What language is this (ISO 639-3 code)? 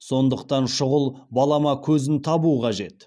kaz